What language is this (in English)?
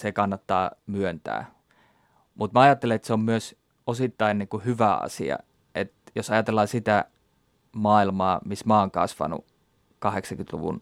Finnish